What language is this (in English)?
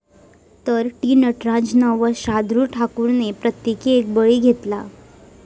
Marathi